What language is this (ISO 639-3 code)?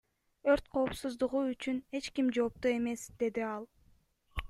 kir